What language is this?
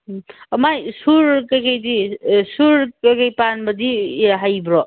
Manipuri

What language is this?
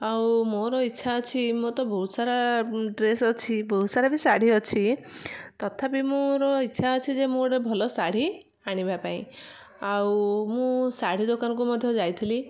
Odia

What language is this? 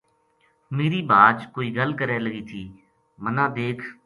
Gujari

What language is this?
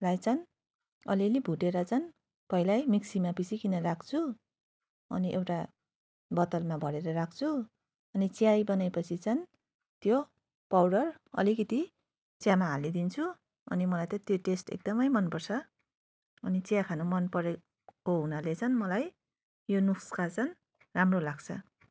Nepali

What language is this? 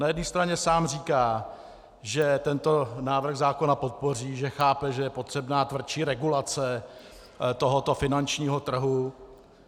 Czech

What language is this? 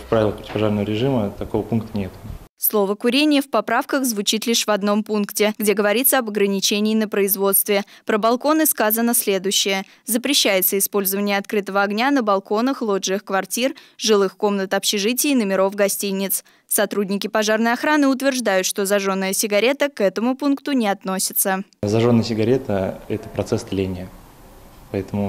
Russian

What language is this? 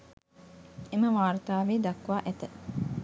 Sinhala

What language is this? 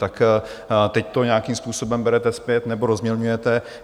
Czech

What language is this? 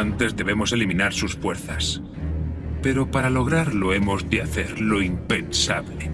Spanish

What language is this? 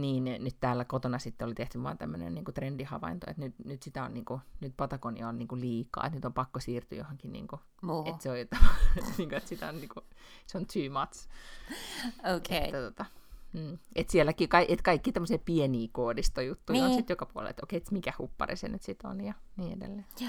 Finnish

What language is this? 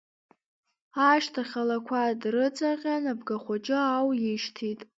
Abkhazian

